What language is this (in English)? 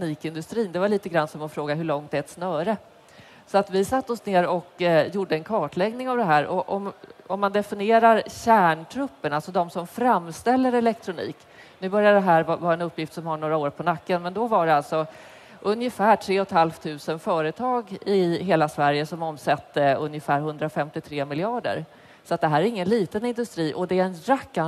Swedish